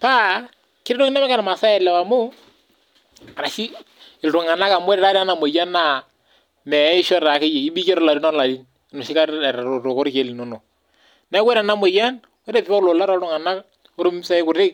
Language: Masai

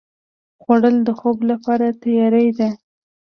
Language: Pashto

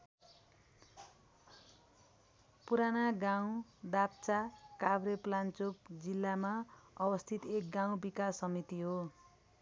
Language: Nepali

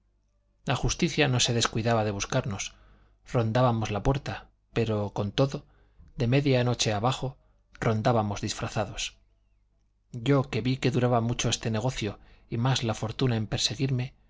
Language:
Spanish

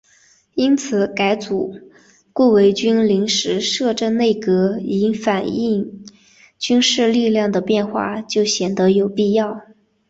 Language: Chinese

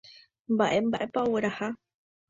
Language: Guarani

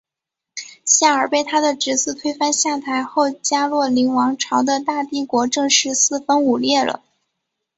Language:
Chinese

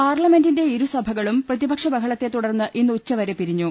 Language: Malayalam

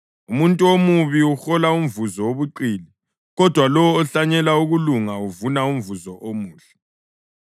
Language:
North Ndebele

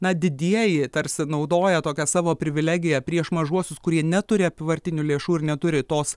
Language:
Lithuanian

